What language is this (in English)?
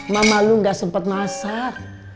Indonesian